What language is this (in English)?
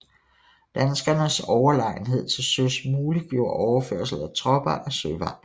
Danish